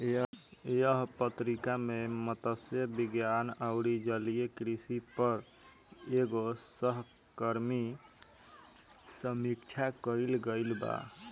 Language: Bhojpuri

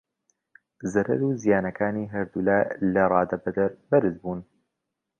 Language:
Central Kurdish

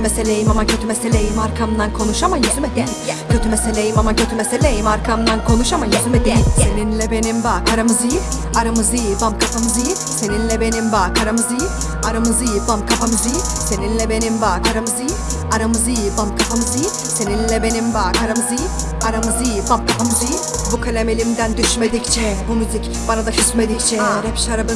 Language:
Turkish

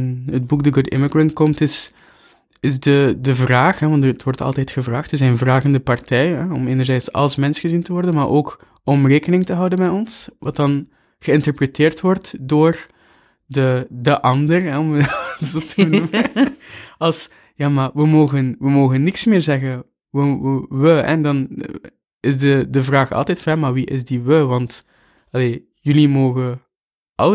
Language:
Dutch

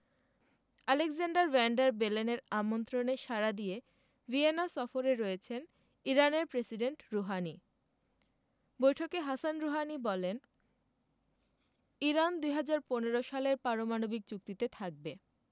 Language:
Bangla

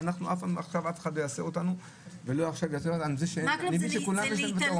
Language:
Hebrew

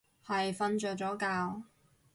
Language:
Cantonese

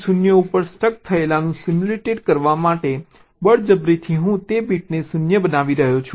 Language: Gujarati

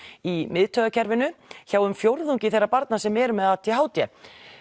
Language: Icelandic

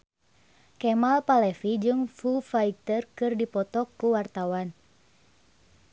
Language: Sundanese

